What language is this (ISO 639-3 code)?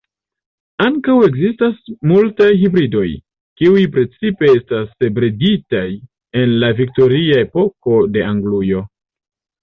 epo